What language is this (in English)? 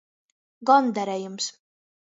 Latgalian